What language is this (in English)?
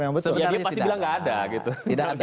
Indonesian